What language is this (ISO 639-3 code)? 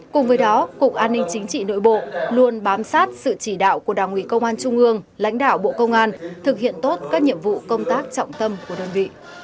vie